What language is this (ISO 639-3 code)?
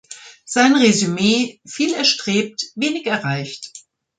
deu